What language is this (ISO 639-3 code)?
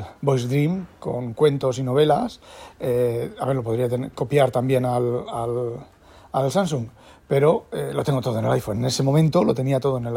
spa